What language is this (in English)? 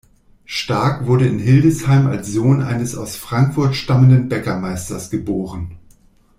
German